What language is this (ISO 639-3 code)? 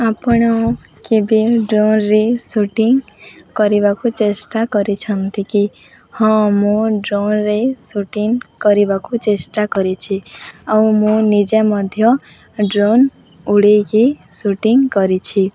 ori